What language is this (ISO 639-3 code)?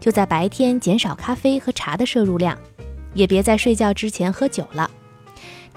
zho